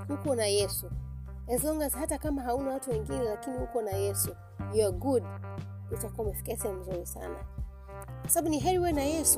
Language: Swahili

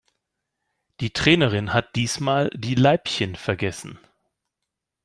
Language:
German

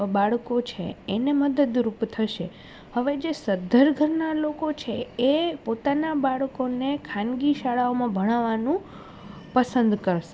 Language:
Gujarati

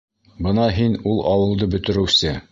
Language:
Bashkir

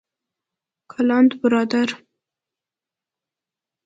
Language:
Persian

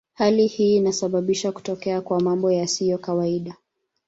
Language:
Swahili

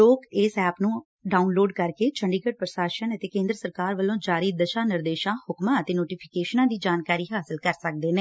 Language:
Punjabi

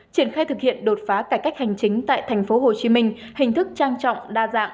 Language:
Vietnamese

